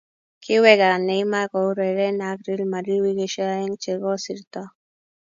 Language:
Kalenjin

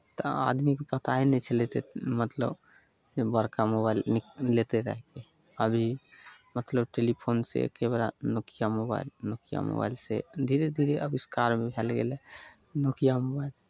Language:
Maithili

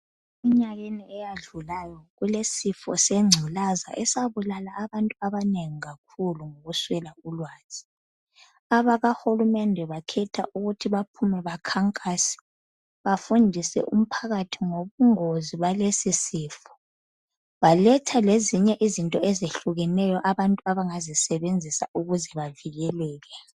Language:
North Ndebele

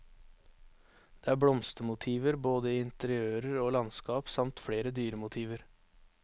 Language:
Norwegian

